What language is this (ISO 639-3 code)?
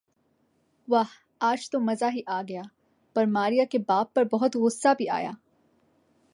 urd